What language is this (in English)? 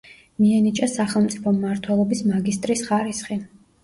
Georgian